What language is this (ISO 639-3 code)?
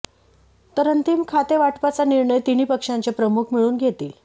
mar